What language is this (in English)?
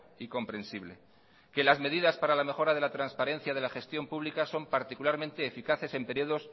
Spanish